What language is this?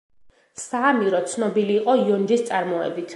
Georgian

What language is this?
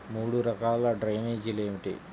Telugu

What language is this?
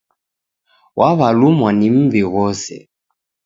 Taita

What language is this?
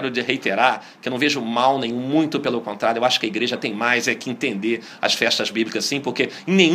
Portuguese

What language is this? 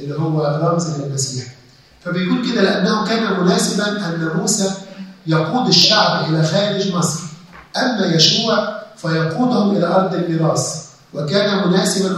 Arabic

